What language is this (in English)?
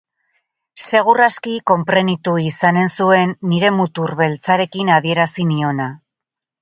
Basque